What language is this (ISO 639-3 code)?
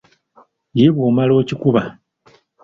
lug